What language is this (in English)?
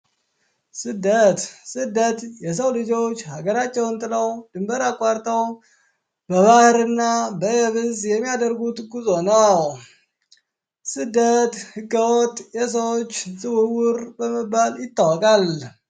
Amharic